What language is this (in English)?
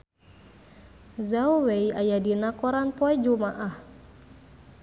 Sundanese